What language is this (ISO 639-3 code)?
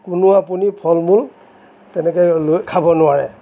asm